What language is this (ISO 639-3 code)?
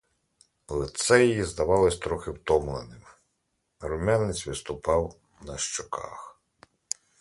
ukr